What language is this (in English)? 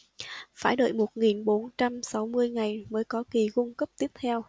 Vietnamese